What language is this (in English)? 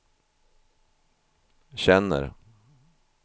Swedish